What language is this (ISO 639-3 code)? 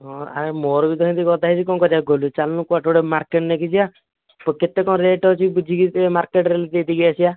ori